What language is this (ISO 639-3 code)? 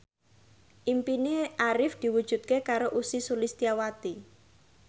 jav